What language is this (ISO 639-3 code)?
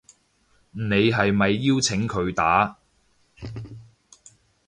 yue